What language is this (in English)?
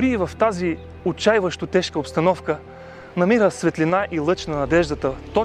Bulgarian